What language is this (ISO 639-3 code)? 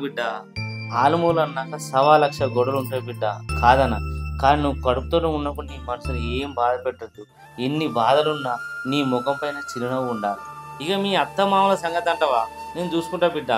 tel